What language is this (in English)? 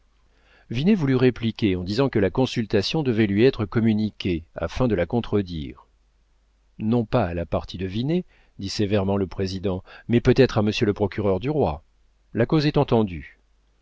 French